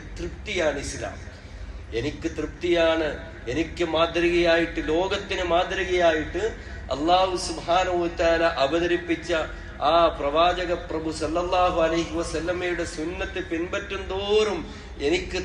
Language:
Malayalam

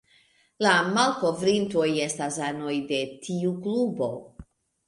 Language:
Esperanto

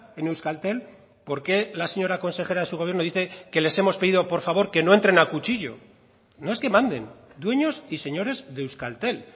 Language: Spanish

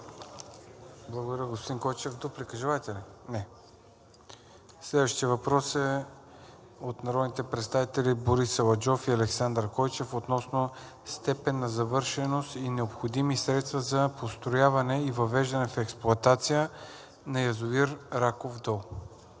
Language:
Bulgarian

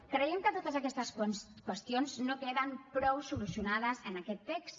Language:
Catalan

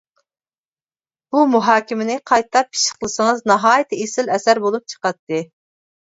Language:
Uyghur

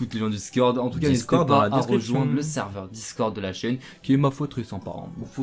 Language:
French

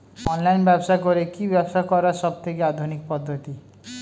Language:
Bangla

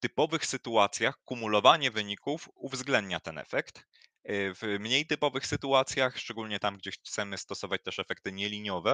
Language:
Polish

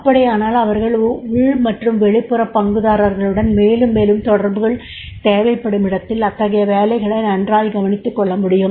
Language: Tamil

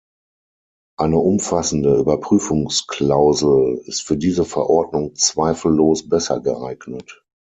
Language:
German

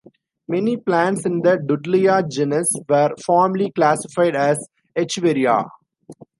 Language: English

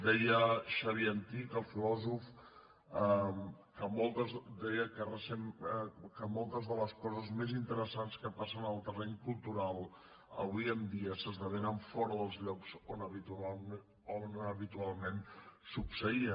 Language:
Catalan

